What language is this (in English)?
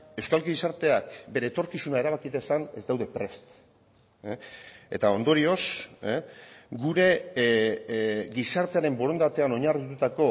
Basque